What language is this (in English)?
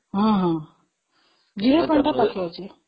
Odia